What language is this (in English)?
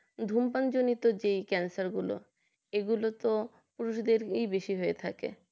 Bangla